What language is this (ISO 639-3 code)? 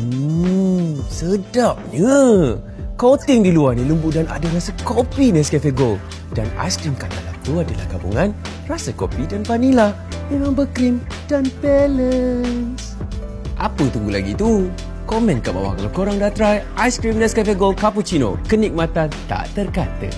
msa